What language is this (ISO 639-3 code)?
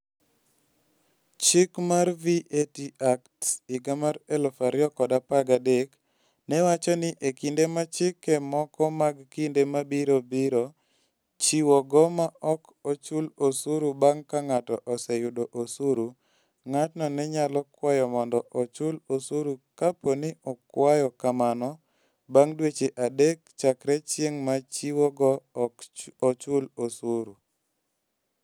luo